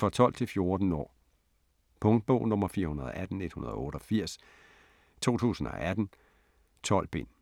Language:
Danish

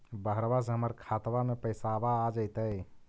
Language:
Magahi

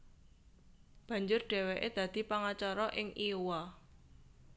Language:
Javanese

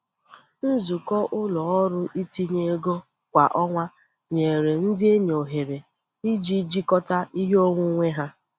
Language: Igbo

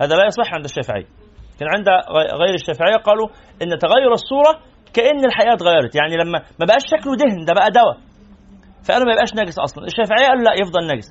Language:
Arabic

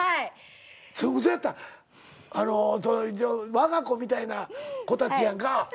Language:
Japanese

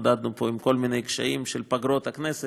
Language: Hebrew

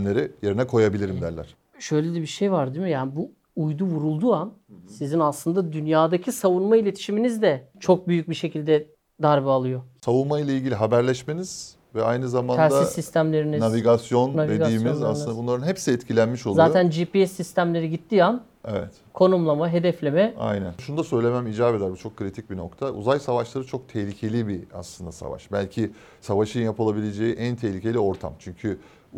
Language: Turkish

